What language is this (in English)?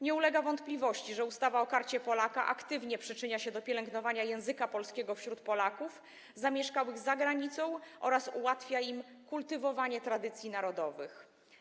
Polish